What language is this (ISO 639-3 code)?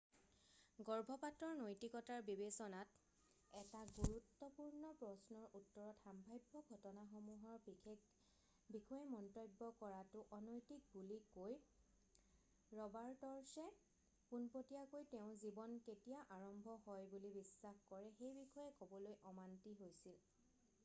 asm